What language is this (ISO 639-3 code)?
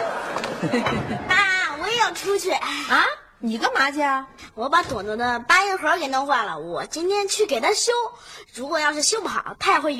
zho